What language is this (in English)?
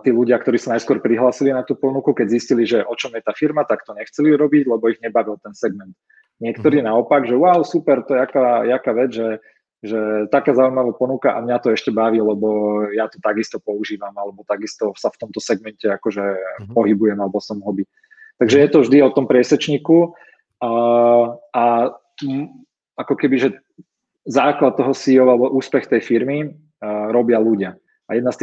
Slovak